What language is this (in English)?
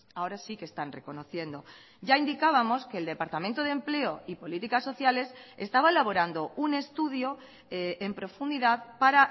Spanish